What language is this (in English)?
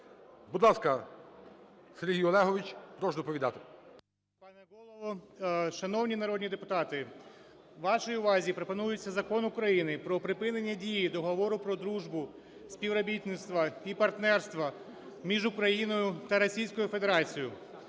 Ukrainian